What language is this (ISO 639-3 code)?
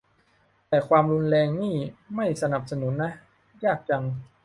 tha